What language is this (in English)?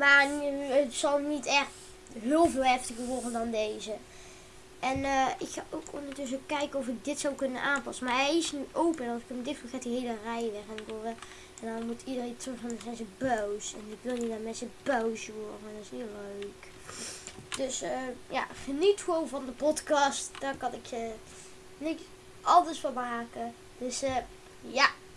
Dutch